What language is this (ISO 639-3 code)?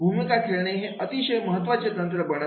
mar